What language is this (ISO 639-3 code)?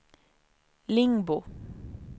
swe